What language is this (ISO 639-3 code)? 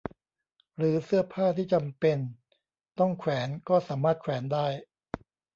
tha